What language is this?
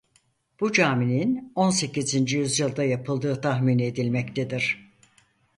Turkish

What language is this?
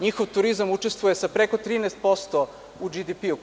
Serbian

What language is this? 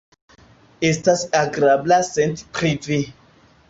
Esperanto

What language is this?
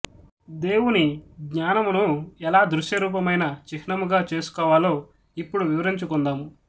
Telugu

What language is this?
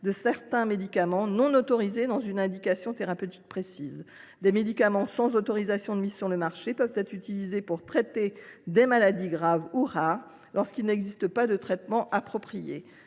French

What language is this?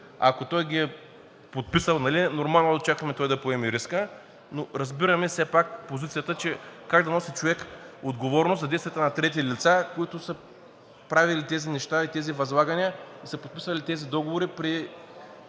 Bulgarian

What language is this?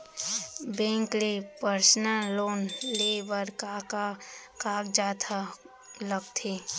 Chhattisgarhi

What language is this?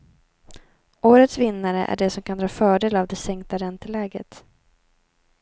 Swedish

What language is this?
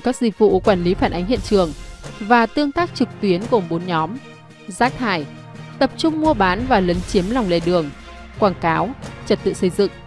Vietnamese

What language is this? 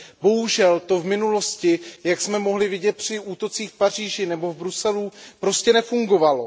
Czech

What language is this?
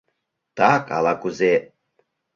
Mari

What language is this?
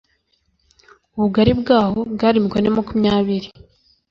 Kinyarwanda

